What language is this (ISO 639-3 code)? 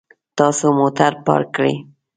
pus